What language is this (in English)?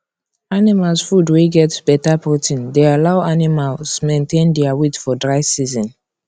Nigerian Pidgin